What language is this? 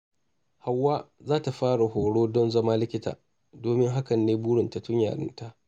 Hausa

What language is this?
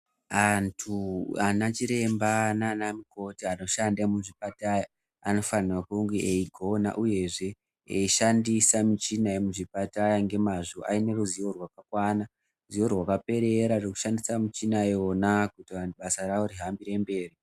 Ndau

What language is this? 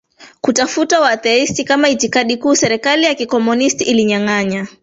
Swahili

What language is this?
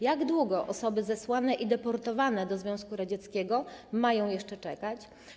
Polish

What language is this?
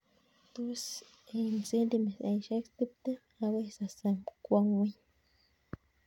Kalenjin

